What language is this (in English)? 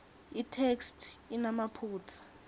Swati